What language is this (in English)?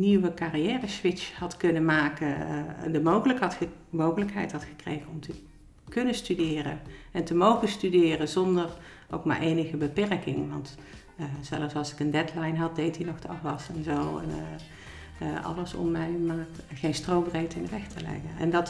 Dutch